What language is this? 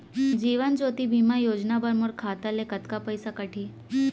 Chhattisgarhi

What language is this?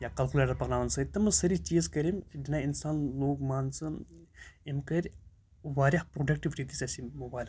Kashmiri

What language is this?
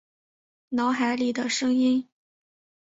Chinese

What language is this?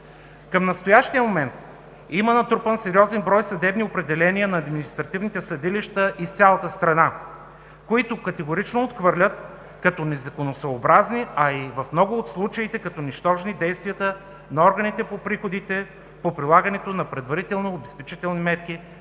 Bulgarian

